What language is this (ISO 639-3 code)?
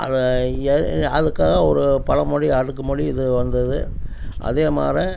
tam